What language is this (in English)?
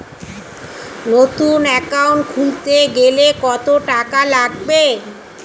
Bangla